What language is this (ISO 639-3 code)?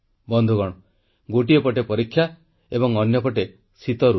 ori